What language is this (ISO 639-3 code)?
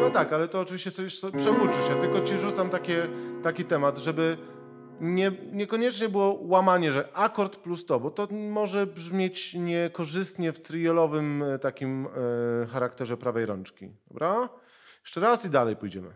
pol